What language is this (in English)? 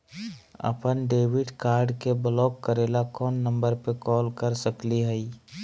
Magahi